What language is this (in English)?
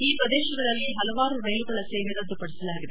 Kannada